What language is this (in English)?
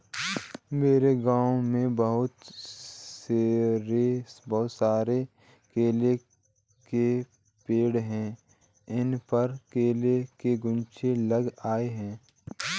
Hindi